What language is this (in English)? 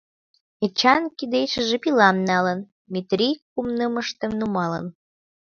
Mari